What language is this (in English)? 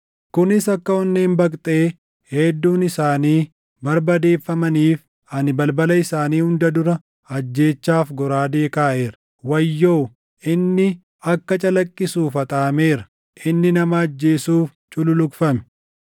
Oromo